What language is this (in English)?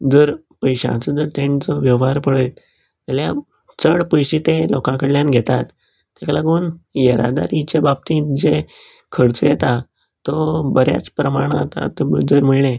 Konkani